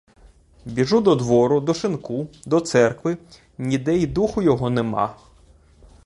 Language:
Ukrainian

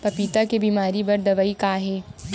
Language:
Chhattisgarhi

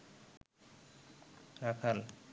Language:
Bangla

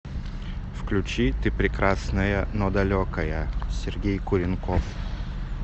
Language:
Russian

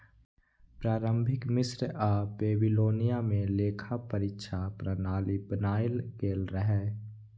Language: Maithili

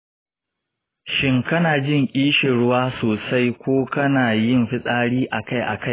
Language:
Hausa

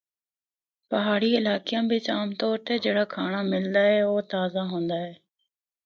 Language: Northern Hindko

